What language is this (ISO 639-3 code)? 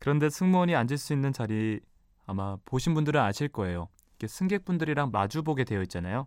kor